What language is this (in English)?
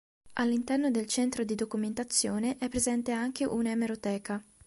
Italian